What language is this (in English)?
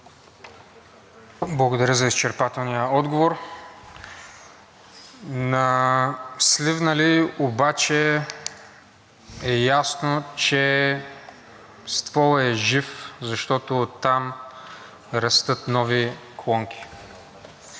Bulgarian